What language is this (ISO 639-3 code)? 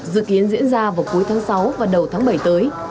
vie